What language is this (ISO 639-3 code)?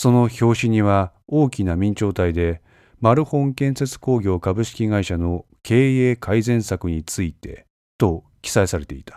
jpn